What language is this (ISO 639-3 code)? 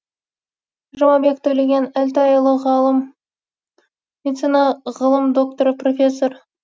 kaz